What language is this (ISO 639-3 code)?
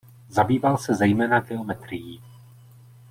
ces